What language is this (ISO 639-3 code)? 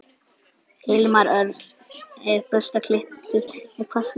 isl